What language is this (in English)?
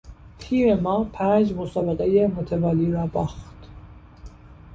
Persian